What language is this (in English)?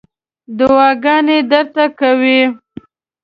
Pashto